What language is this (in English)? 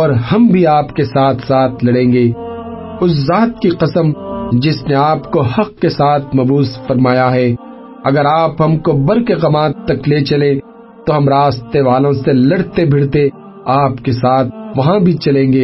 Urdu